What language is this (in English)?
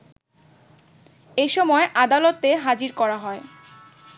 Bangla